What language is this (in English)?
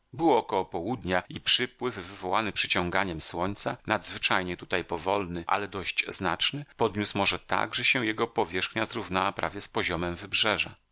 Polish